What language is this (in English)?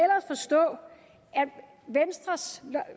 Danish